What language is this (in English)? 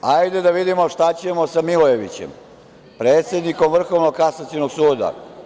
Serbian